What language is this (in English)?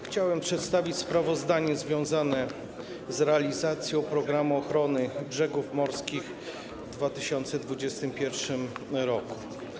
Polish